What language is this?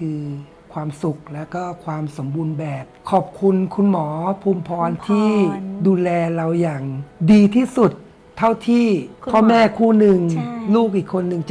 Thai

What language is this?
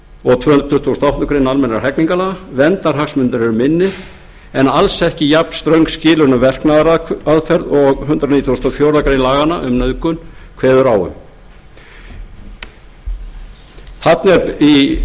Icelandic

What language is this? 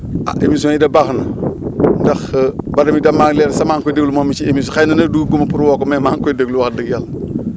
Wolof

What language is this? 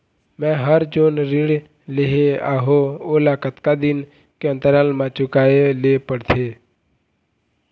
Chhattisgarhi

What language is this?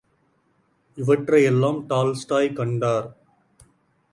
Tamil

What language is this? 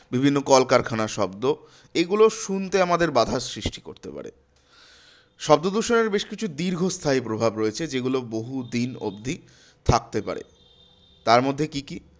Bangla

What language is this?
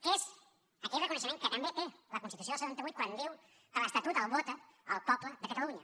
Catalan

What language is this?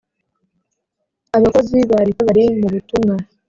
Kinyarwanda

